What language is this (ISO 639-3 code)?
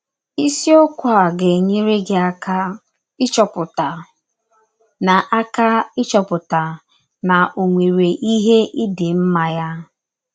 ibo